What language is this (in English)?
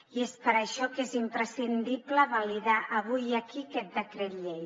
Catalan